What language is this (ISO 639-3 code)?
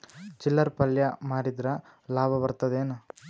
kan